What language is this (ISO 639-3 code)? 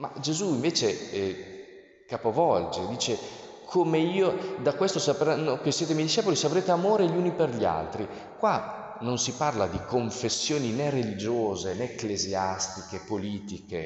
ita